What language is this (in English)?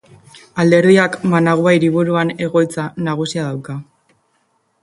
Basque